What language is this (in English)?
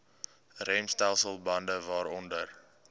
Afrikaans